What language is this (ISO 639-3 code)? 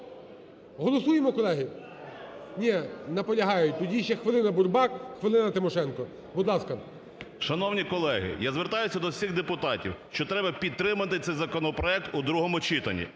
ukr